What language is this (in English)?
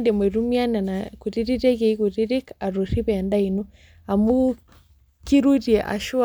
Masai